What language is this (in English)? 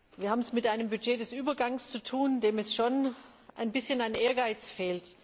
German